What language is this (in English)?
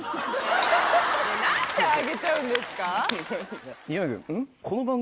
Japanese